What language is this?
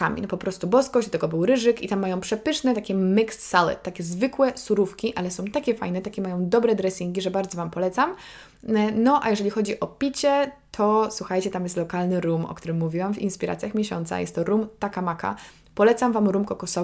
Polish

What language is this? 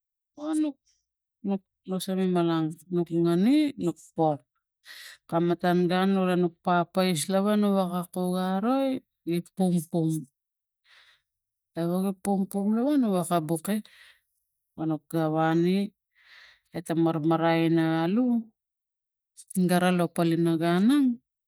Tigak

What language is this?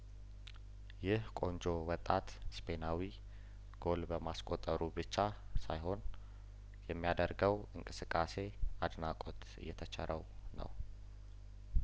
Amharic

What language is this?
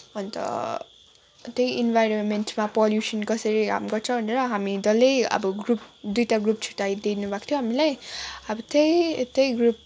Nepali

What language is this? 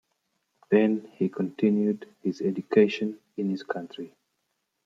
English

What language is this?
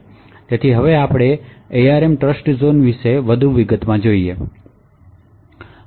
Gujarati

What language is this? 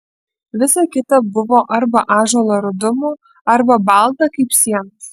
Lithuanian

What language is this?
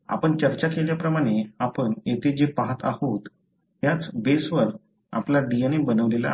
Marathi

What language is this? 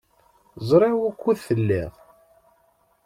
Kabyle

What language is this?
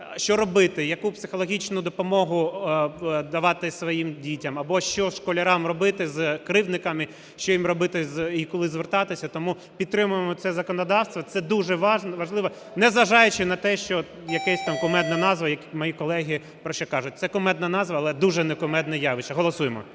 Ukrainian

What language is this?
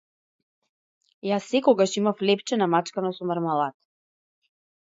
Macedonian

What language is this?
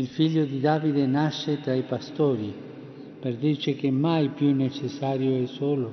Italian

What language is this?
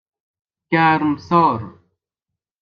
Persian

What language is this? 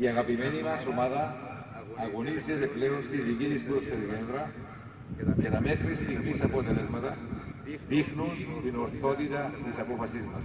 Greek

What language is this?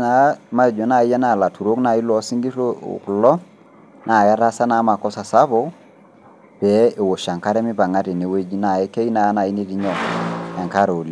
Masai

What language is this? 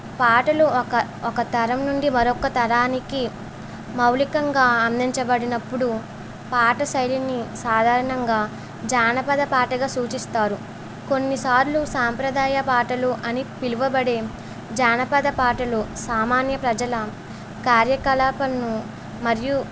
Telugu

